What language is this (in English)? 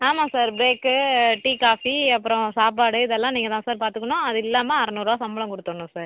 Tamil